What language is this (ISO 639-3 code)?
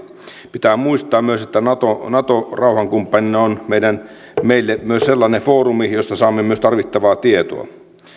fin